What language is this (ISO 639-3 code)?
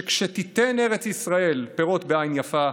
heb